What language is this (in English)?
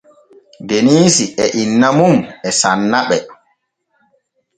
Borgu Fulfulde